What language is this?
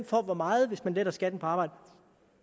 Danish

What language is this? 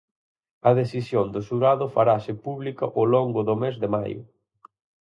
Galician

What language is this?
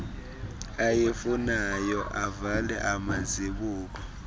Xhosa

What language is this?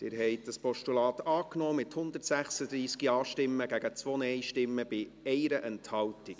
Swiss German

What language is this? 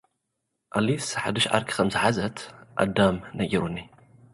Tigrinya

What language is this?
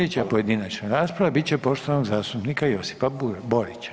Croatian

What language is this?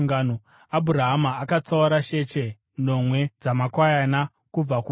Shona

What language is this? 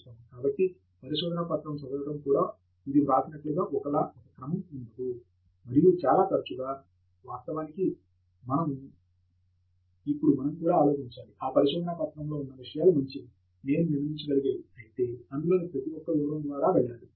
Telugu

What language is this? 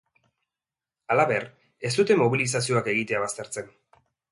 Basque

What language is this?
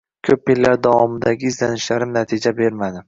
Uzbek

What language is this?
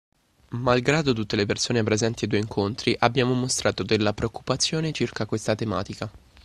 Italian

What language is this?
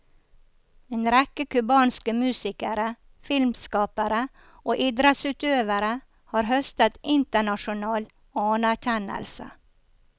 Norwegian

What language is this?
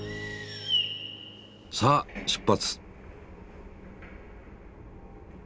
Japanese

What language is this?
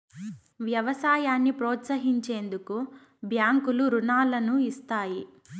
Telugu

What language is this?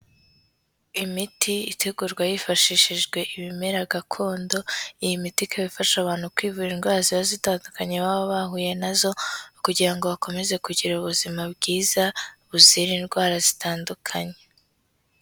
Kinyarwanda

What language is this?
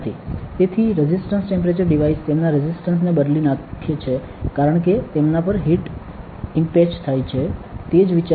Gujarati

